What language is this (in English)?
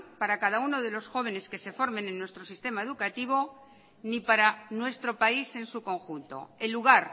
Spanish